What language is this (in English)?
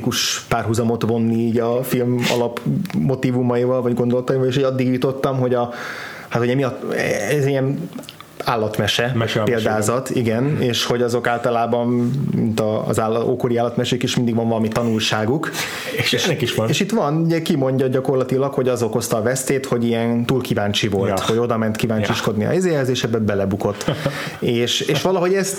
Hungarian